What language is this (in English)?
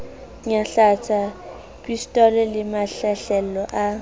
Southern Sotho